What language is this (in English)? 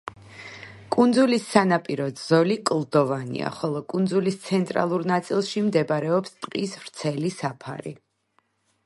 Georgian